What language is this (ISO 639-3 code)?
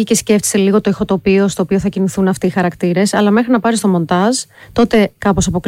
ell